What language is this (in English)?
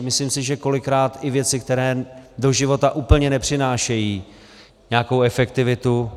Czech